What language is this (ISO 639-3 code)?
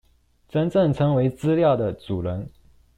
zho